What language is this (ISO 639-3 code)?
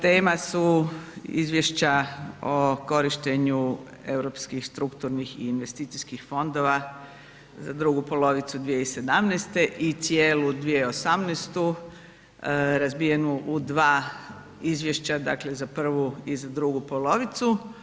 hrv